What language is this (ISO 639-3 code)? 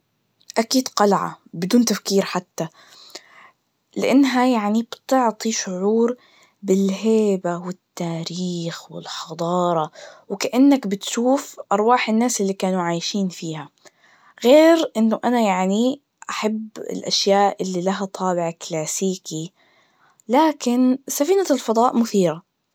ars